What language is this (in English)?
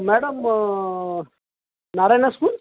Marathi